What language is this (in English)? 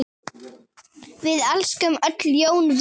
Icelandic